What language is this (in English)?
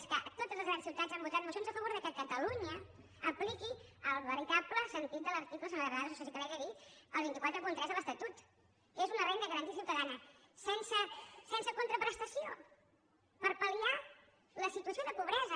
Catalan